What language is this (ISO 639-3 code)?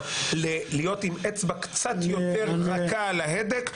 heb